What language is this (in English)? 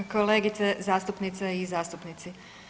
Croatian